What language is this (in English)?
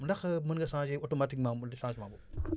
Wolof